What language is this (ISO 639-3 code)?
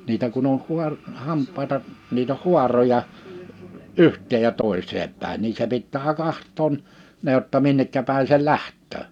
fin